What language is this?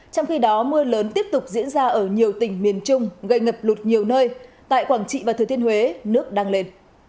Vietnamese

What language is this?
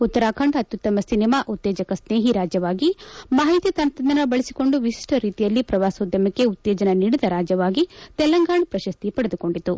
Kannada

